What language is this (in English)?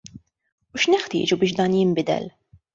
Maltese